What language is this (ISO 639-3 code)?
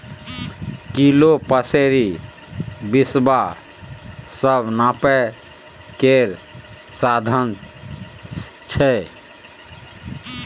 mai